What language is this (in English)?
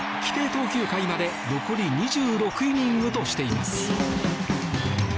Japanese